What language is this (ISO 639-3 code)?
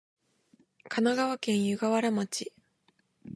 jpn